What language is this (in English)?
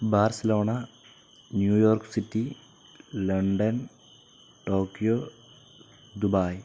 Malayalam